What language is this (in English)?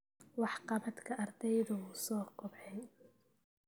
Somali